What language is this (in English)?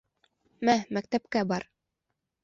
Bashkir